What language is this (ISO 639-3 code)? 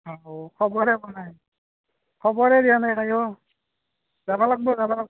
asm